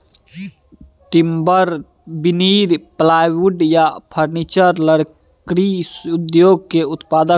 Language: Maithili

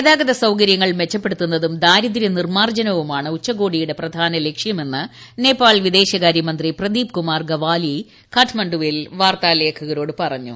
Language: Malayalam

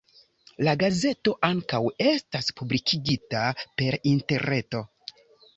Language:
Esperanto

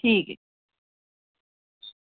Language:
Dogri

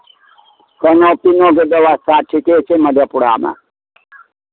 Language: Maithili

